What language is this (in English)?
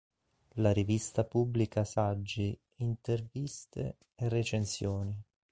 Italian